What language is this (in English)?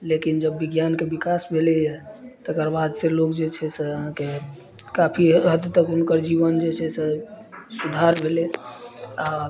Maithili